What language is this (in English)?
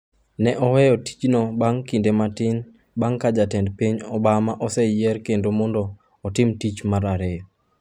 Luo (Kenya and Tanzania)